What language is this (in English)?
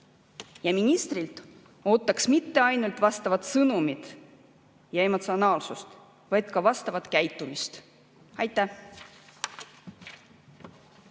Estonian